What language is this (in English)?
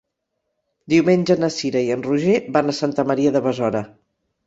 Catalan